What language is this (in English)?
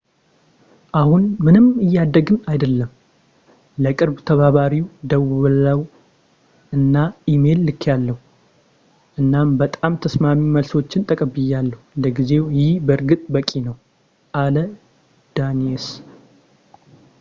Amharic